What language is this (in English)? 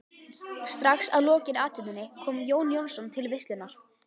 Icelandic